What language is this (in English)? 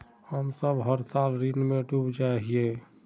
Magahi